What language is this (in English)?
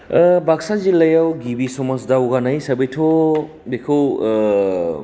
Bodo